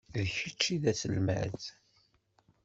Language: Kabyle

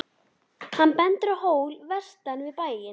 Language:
Icelandic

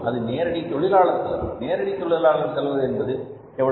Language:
Tamil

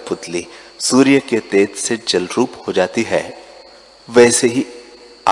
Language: Hindi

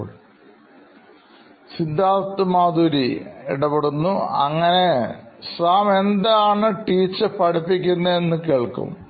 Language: Malayalam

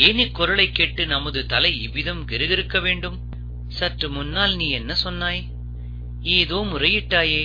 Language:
Tamil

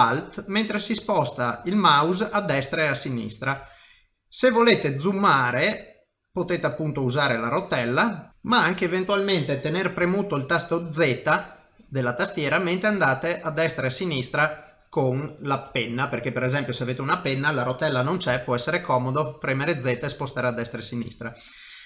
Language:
Italian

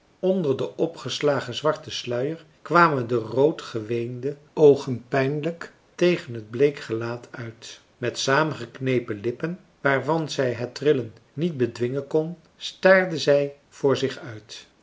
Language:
Dutch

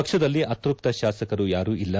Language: Kannada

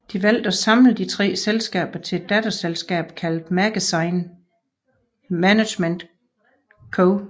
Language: Danish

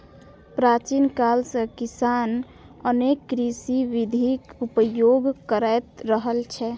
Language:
Maithili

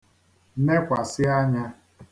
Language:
Igbo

